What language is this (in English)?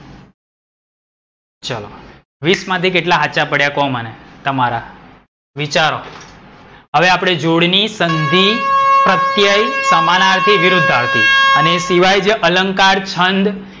Gujarati